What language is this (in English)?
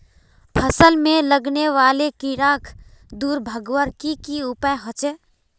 Magahi